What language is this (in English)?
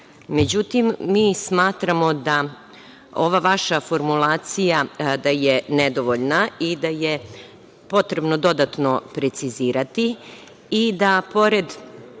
Serbian